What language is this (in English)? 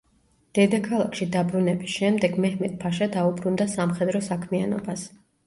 Georgian